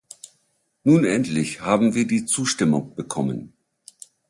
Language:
German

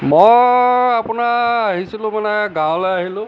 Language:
Assamese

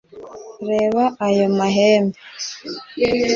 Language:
Kinyarwanda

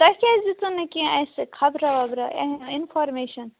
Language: Kashmiri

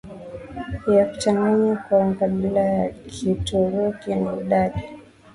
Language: Swahili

